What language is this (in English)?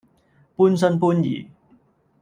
Cantonese